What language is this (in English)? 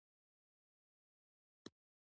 Pashto